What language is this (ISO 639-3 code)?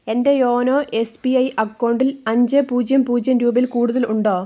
mal